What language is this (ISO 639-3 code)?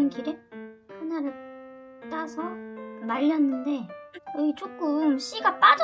kor